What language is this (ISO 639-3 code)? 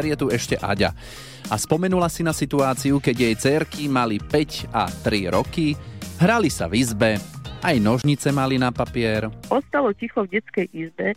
slk